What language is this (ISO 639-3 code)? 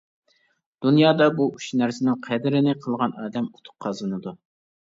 uig